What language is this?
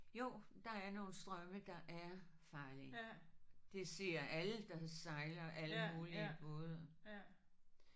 Danish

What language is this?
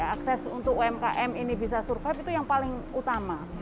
Indonesian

